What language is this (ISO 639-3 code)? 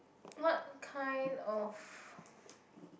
eng